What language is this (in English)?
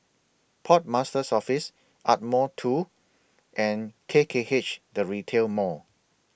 English